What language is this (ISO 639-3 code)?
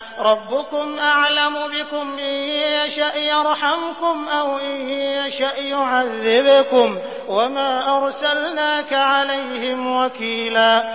ara